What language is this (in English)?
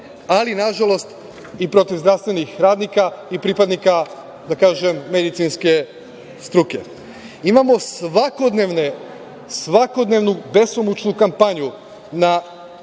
Serbian